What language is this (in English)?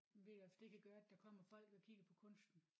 Danish